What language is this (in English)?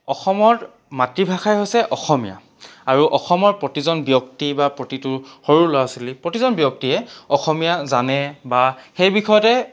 Assamese